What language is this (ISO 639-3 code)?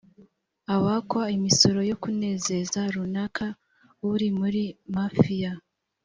kin